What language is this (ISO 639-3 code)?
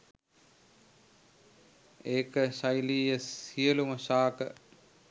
sin